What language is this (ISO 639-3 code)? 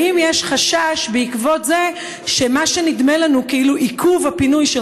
heb